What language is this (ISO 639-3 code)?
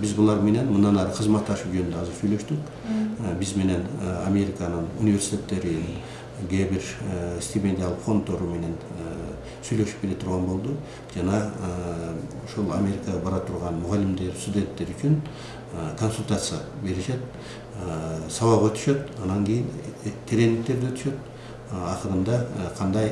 tur